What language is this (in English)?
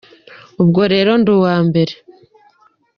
Kinyarwanda